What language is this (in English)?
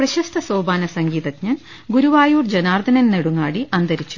Malayalam